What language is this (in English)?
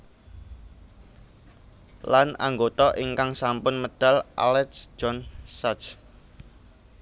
Javanese